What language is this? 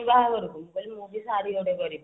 Odia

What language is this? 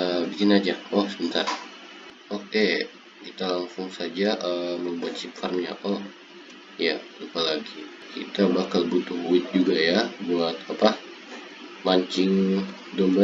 Indonesian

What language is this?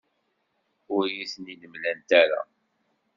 Kabyle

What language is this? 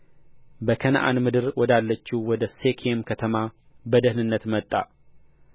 Amharic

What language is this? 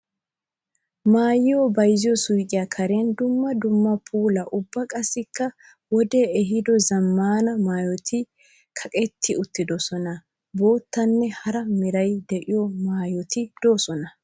Wolaytta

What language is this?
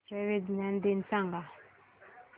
Marathi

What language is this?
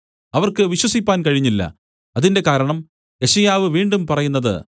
Malayalam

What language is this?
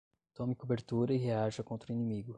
Portuguese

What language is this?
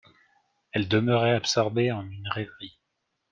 French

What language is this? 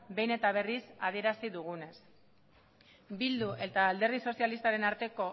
Basque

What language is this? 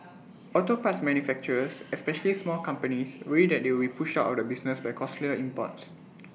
English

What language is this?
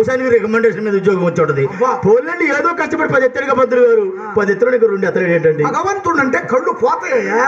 Telugu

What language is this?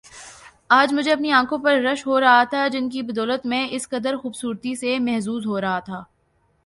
Urdu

